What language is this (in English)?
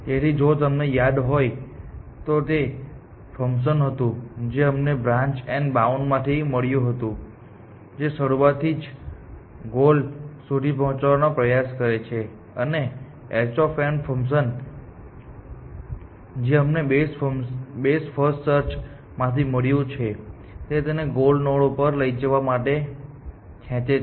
Gujarati